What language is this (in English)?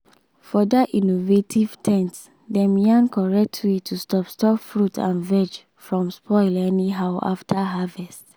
Nigerian Pidgin